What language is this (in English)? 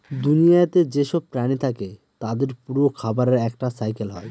Bangla